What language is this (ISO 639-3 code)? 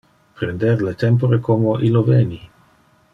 ina